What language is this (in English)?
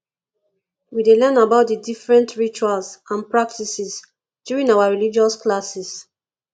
Nigerian Pidgin